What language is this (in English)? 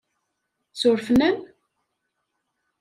Kabyle